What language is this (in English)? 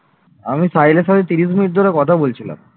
Bangla